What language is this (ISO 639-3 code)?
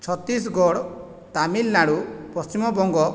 ori